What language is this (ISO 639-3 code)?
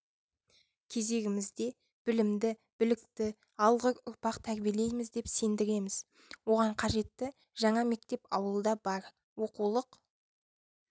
kaz